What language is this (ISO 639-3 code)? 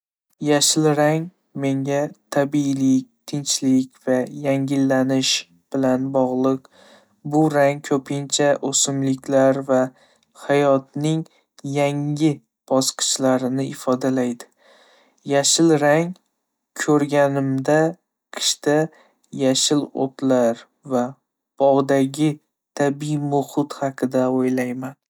uzb